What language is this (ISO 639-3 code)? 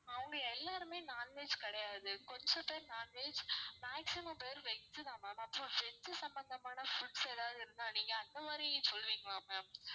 tam